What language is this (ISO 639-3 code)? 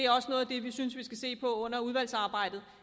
dan